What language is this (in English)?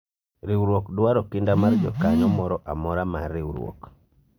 Luo (Kenya and Tanzania)